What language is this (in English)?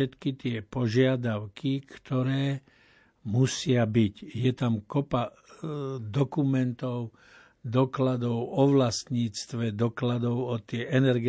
Slovak